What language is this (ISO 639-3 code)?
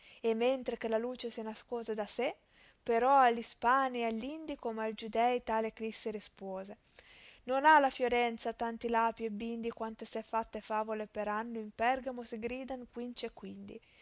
ita